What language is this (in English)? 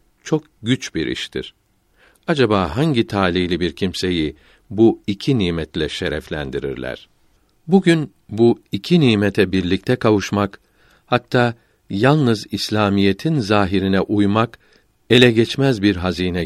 Turkish